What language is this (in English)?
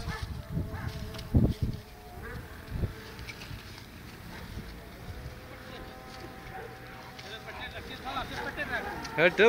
Arabic